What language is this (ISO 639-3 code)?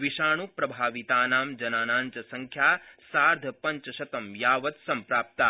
san